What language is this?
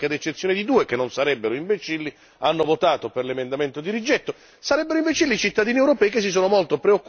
Italian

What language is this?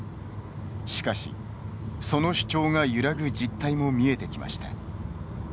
Japanese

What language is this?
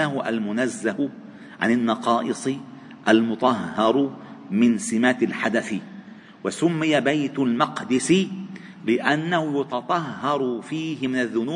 Arabic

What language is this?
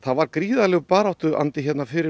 Icelandic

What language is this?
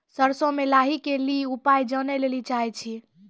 Maithili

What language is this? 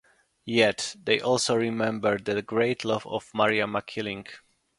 English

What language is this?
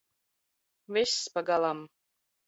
Latvian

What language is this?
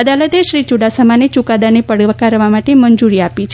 Gujarati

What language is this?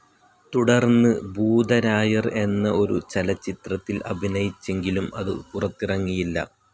Malayalam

